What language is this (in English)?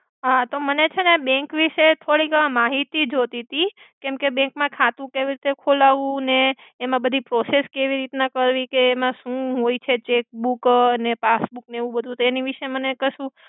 Gujarati